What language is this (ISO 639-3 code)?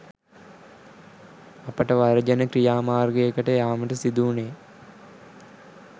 sin